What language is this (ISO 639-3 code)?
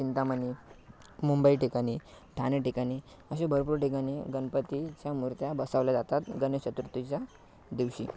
mar